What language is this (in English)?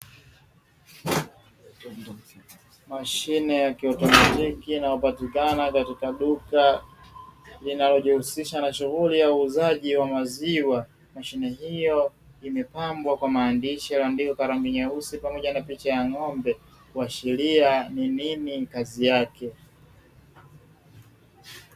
Swahili